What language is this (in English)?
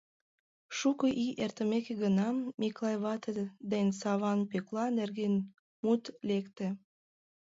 Mari